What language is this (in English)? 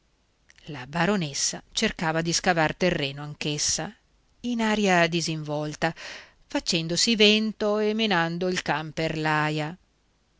Italian